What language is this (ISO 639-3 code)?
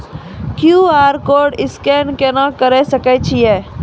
mai